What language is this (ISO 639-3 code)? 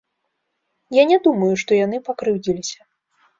bel